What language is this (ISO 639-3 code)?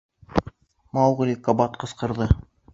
bak